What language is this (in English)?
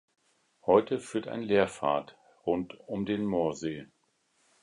German